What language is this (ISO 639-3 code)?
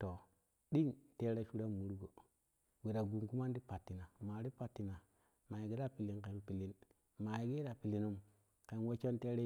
kuh